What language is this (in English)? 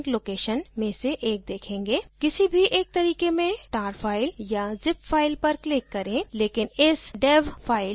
Hindi